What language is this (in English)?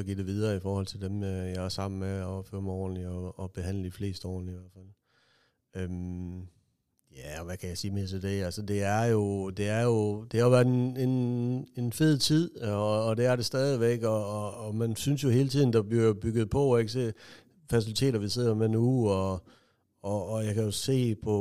Danish